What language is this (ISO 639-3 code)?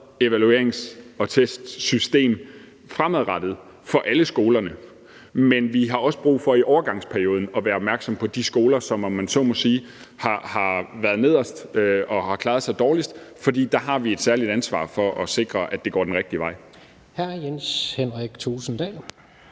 dan